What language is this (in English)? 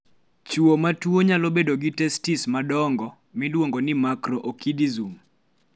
Luo (Kenya and Tanzania)